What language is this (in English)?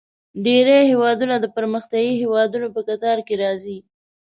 Pashto